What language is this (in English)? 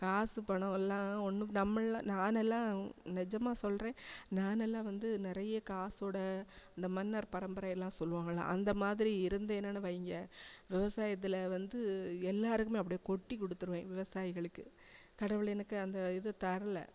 Tamil